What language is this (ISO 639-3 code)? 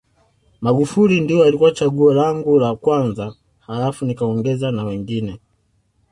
swa